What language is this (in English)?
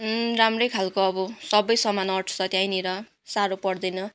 Nepali